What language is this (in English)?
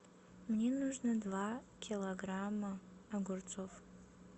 Russian